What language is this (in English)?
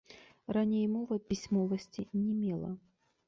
Belarusian